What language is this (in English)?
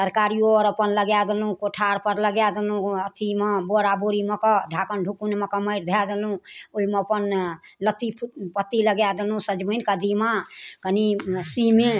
Maithili